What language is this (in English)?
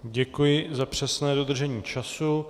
Czech